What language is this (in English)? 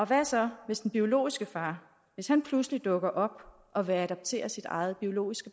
Danish